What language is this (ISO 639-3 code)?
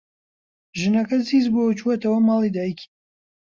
ckb